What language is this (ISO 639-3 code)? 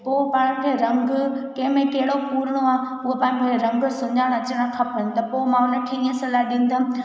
snd